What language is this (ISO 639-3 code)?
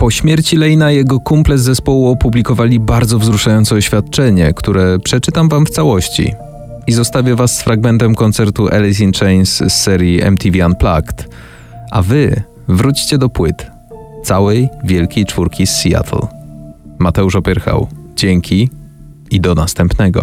pol